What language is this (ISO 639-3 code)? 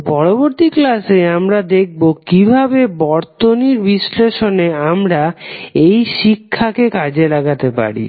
ben